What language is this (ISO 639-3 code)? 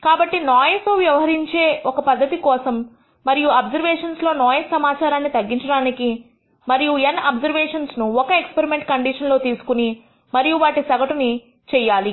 tel